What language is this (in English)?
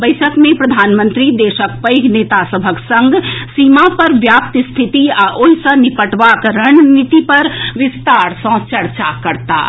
Maithili